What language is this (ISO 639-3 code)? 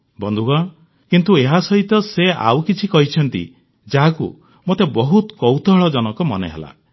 ori